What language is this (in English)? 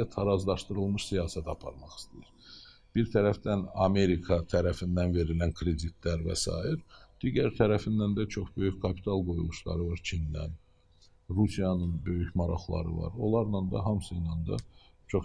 Turkish